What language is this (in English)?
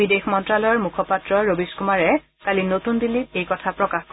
Assamese